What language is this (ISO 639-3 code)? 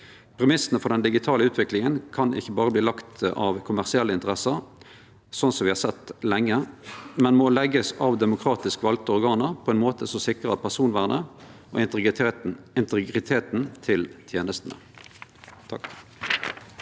nor